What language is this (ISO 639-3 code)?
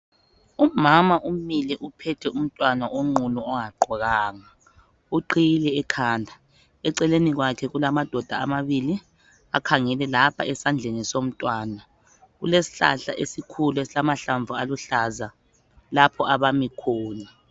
nde